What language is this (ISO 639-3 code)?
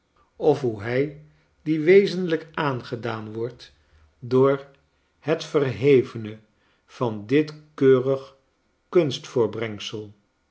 nld